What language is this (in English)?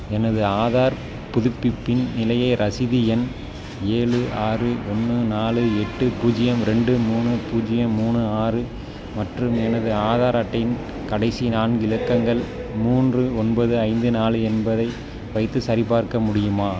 Tamil